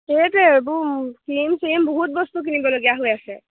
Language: Assamese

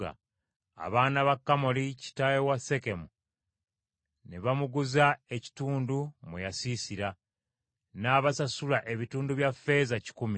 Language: Ganda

